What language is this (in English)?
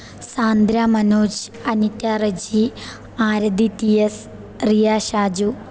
Malayalam